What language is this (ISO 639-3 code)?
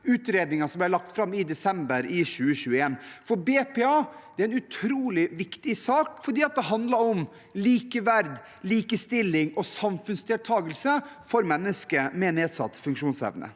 nor